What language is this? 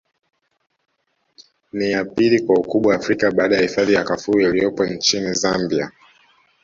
Swahili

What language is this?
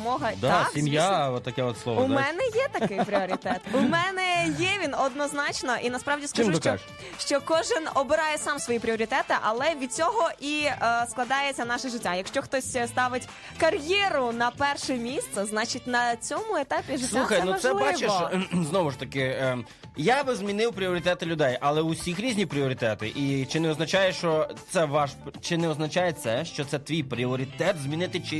Ukrainian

